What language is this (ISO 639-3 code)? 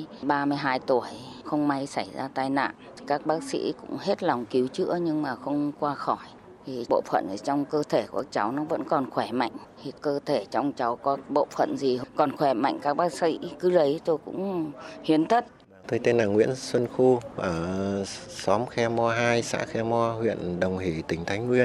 vie